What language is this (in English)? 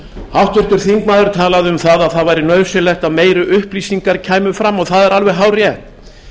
Icelandic